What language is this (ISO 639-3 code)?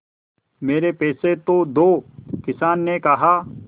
hin